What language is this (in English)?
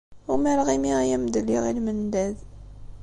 Kabyle